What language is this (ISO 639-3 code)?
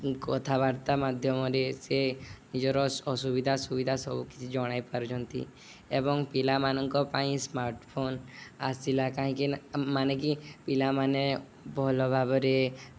ori